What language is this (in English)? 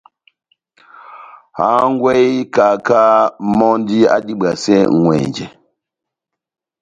Batanga